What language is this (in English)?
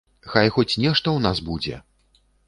Belarusian